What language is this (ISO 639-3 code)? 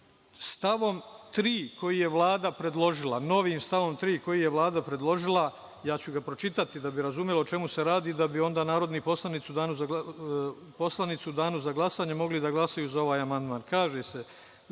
srp